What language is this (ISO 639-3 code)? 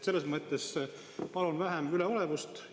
est